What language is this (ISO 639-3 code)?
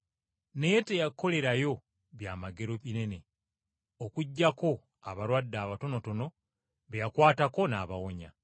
lug